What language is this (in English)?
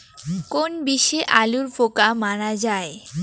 Bangla